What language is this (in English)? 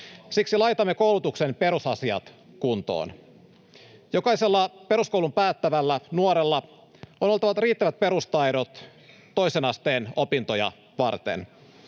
Finnish